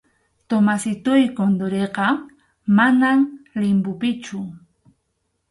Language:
Arequipa-La Unión Quechua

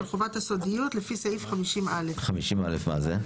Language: Hebrew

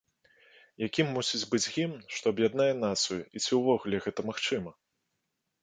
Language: Belarusian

